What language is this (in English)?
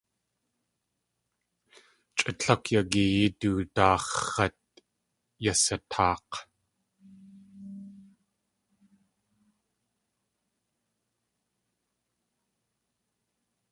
Tlingit